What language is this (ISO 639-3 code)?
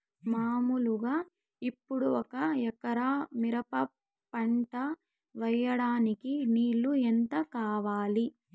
tel